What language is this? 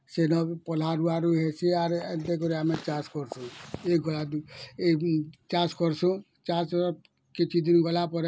Odia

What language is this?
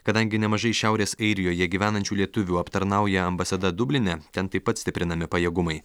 Lithuanian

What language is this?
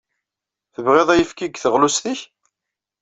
Kabyle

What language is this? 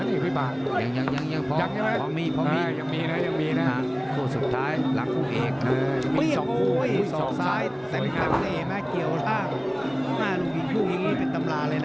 Thai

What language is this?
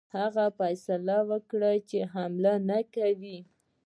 Pashto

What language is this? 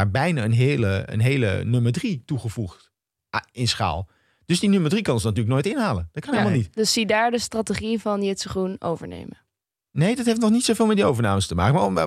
Dutch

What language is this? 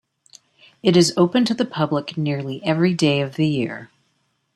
English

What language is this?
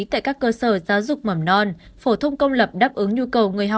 Vietnamese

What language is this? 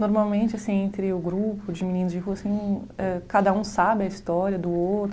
Portuguese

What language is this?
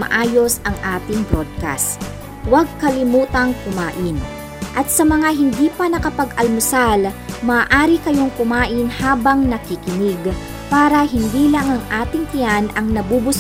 Filipino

